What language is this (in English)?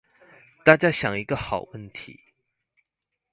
Chinese